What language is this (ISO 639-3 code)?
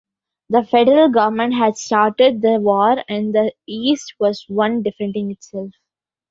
eng